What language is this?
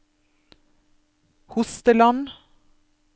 Norwegian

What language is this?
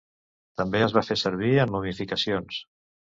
Catalan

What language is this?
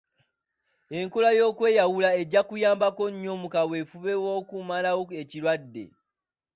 Ganda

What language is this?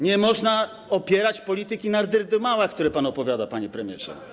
Polish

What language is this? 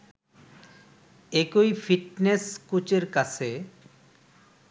Bangla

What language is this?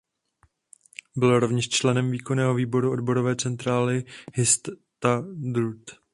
Czech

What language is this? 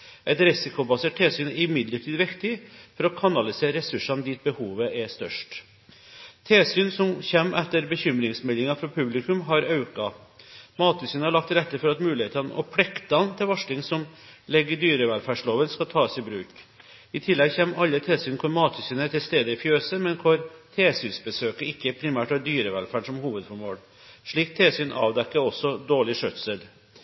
Norwegian Bokmål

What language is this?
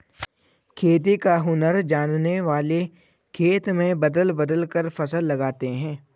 Hindi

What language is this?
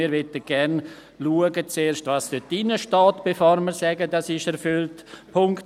Swiss German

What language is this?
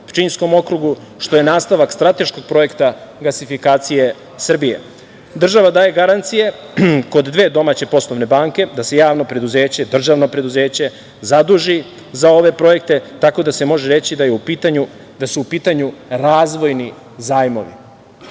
Serbian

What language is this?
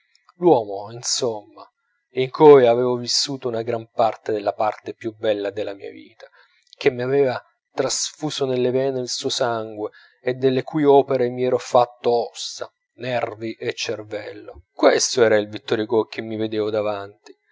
Italian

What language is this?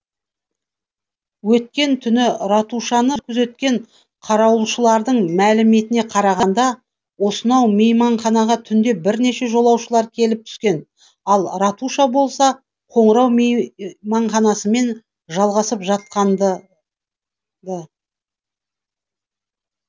Kazakh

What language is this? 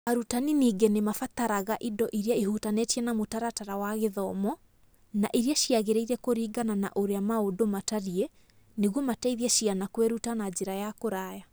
Kikuyu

